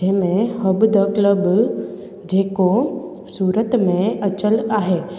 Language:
Sindhi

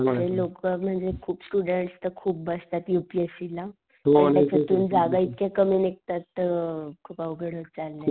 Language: Marathi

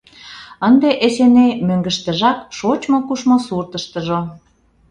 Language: Mari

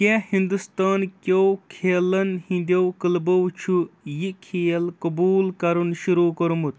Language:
Kashmiri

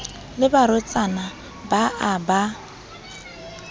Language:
Southern Sotho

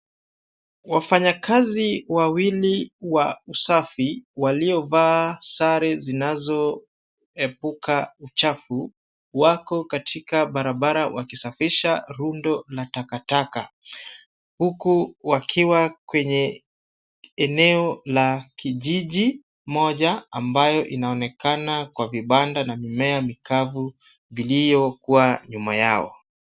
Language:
Swahili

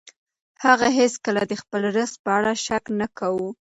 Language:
Pashto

